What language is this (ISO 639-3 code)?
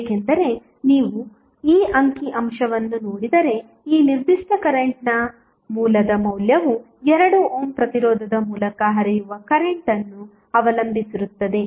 kan